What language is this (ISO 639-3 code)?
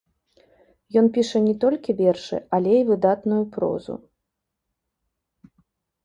bel